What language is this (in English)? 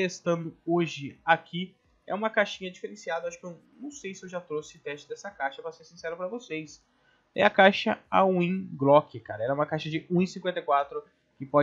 Portuguese